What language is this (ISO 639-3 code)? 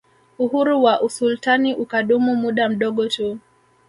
swa